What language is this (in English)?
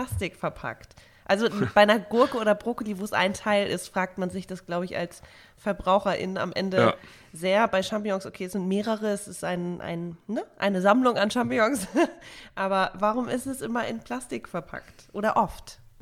German